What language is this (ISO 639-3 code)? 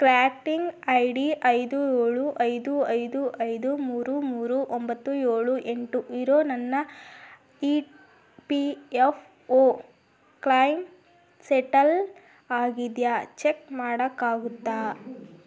kan